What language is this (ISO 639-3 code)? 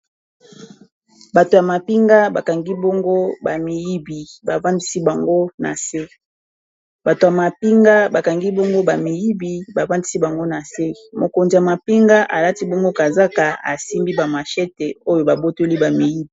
lin